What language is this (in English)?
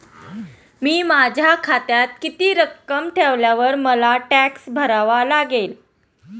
Marathi